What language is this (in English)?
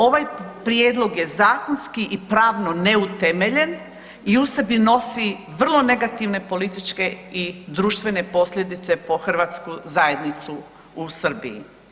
Croatian